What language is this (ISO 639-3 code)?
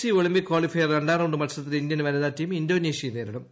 mal